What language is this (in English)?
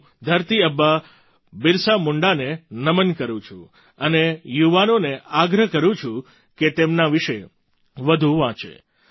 Gujarati